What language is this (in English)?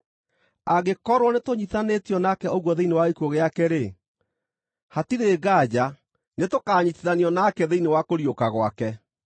Kikuyu